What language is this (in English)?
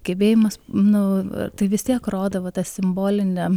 Lithuanian